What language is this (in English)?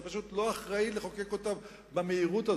Hebrew